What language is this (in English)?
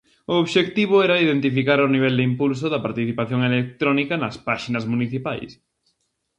Galician